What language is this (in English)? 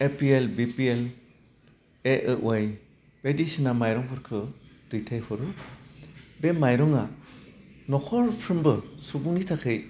Bodo